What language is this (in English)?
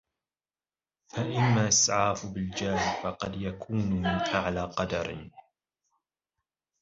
Arabic